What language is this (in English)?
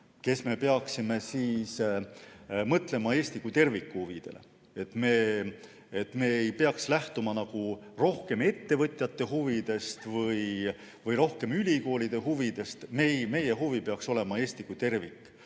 Estonian